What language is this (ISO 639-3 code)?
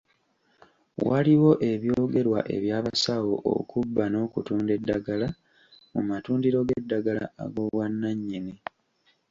lug